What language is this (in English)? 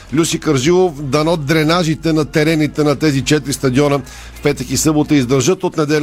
Bulgarian